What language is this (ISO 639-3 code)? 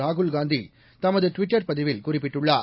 tam